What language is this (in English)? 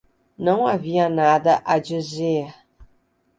Portuguese